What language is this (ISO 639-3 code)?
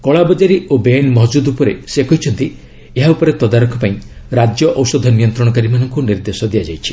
ori